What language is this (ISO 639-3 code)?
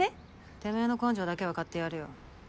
jpn